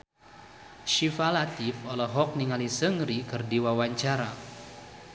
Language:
Sundanese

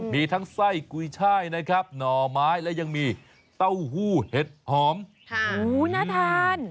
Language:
Thai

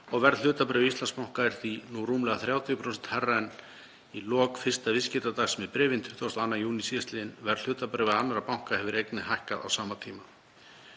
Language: Icelandic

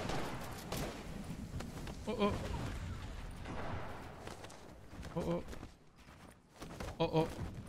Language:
French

